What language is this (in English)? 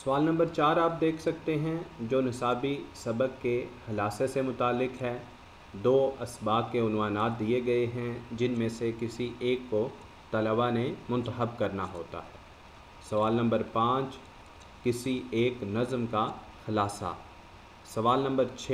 Hindi